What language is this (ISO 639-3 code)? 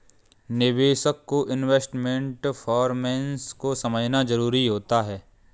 hin